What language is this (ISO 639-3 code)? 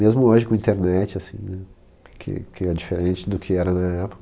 por